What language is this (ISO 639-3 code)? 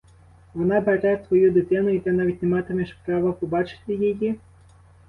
ukr